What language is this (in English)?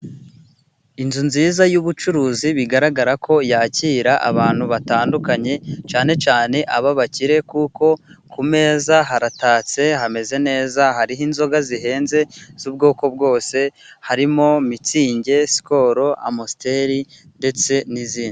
Kinyarwanda